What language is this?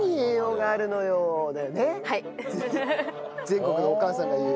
Japanese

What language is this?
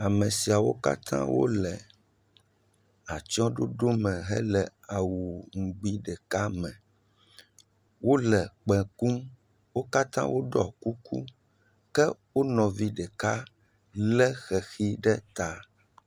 Ewe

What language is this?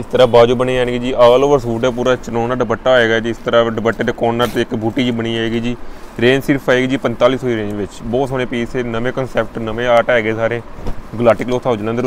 Hindi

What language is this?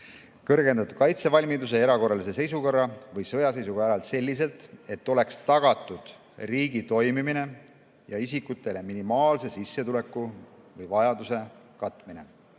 Estonian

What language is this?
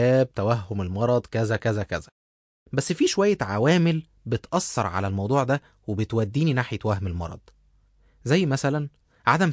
Arabic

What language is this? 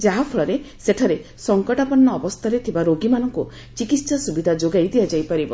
Odia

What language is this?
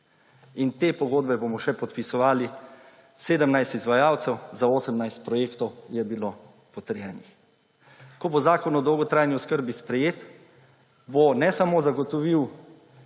Slovenian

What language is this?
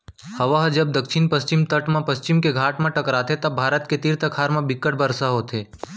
Chhattisgarhi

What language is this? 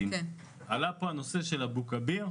Hebrew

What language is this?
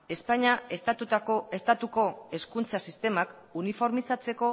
Basque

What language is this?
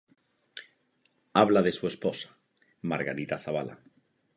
Spanish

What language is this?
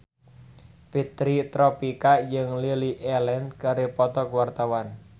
Sundanese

